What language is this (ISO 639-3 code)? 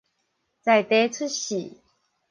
nan